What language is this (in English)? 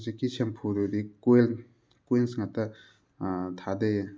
Manipuri